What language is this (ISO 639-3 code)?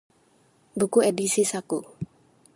ind